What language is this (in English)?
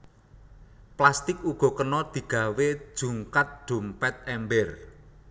Javanese